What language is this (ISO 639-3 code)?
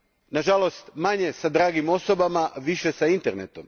hrv